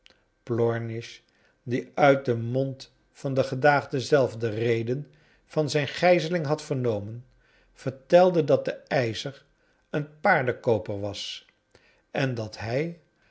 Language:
Dutch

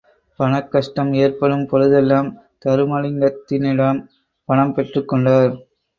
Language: Tamil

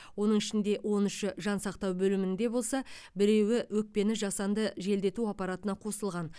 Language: Kazakh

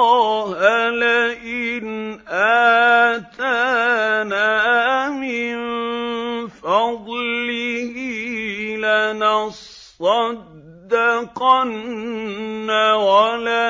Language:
Arabic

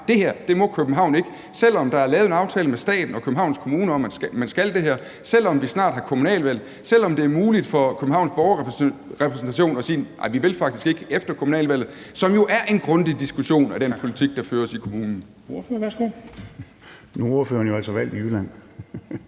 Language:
Danish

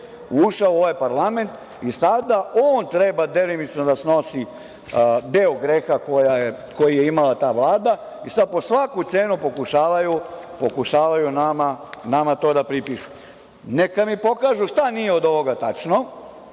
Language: Serbian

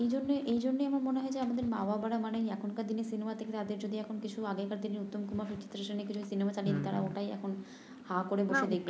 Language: Bangla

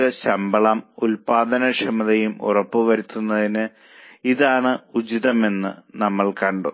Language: Malayalam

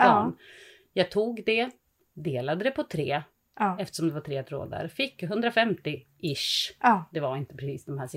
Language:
Swedish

